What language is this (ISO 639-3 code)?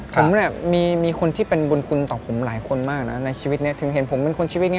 tha